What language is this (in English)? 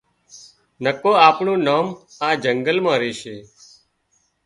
Wadiyara Koli